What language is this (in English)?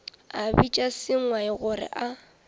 Northern Sotho